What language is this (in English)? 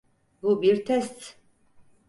Turkish